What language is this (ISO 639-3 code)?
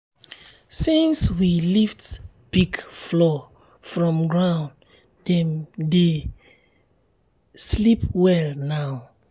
pcm